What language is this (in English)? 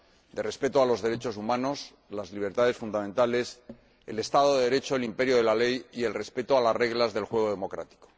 Spanish